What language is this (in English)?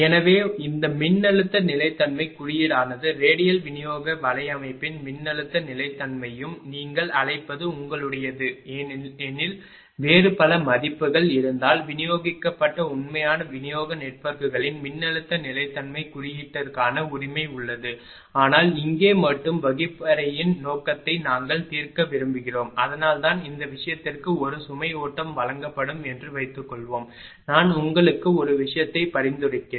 Tamil